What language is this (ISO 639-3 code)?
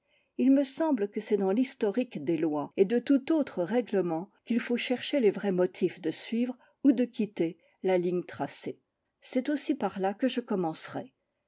fra